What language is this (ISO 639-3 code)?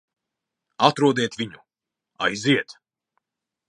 lav